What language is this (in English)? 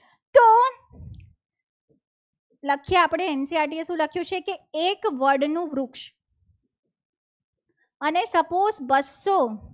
Gujarati